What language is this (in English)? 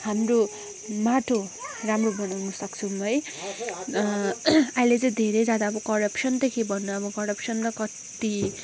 Nepali